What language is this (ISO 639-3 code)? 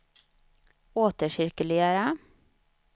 swe